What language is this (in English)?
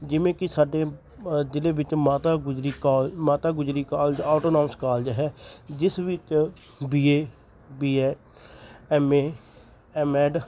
Punjabi